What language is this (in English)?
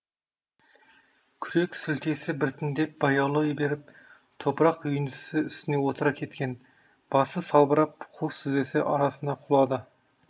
Kazakh